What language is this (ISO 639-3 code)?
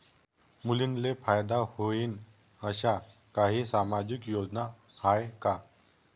mar